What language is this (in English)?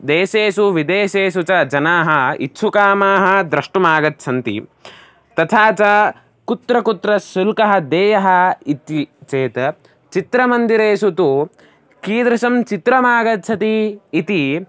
Sanskrit